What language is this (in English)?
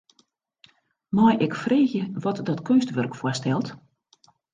Western Frisian